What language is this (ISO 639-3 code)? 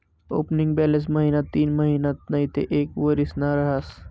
mar